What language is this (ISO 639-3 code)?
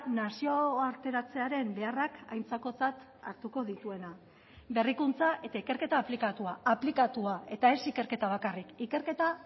eus